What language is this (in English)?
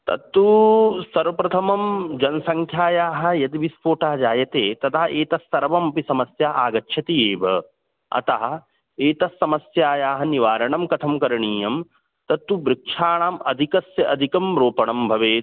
Sanskrit